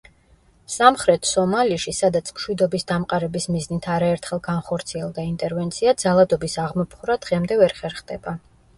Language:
Georgian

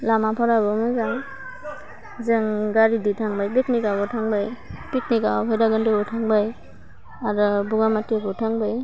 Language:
Bodo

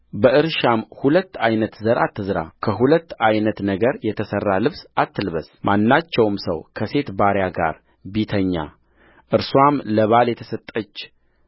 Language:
Amharic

